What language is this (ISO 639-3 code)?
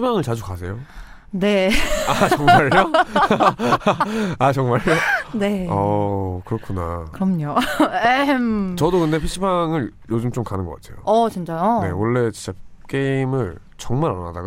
kor